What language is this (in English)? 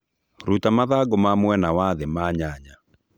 Kikuyu